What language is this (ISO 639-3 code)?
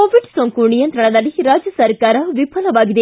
kan